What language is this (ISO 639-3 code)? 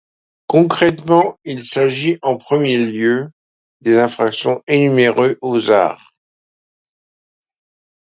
fra